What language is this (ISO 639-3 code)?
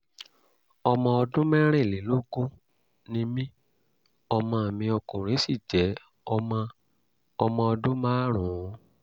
yor